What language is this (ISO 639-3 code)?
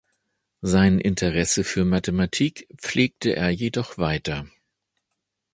deu